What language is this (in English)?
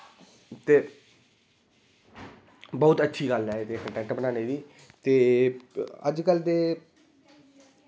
Dogri